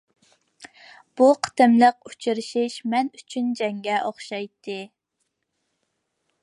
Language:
Uyghur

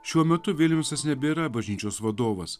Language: Lithuanian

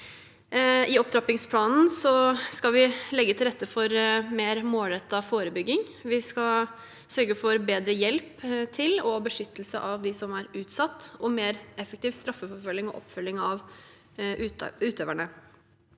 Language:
Norwegian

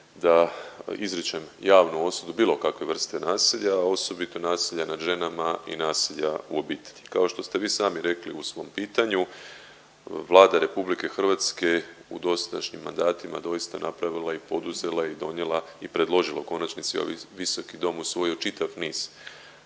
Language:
Croatian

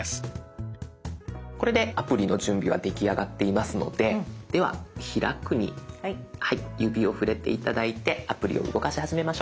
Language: Japanese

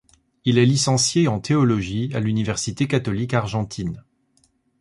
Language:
French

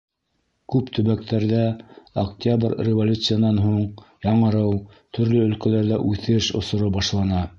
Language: Bashkir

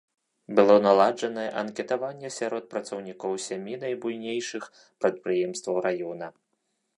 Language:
Belarusian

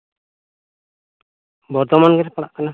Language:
Santali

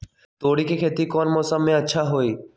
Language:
Magahi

